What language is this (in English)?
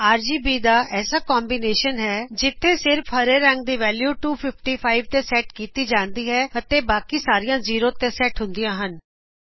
Punjabi